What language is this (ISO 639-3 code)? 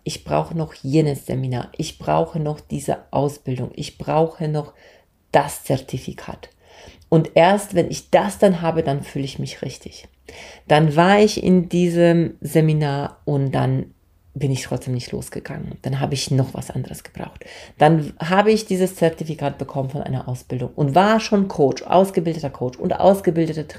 deu